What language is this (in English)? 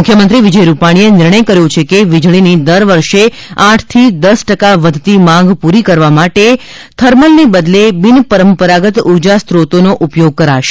Gujarati